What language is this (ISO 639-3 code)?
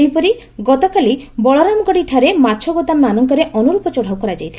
ori